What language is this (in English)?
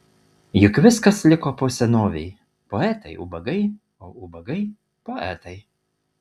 Lithuanian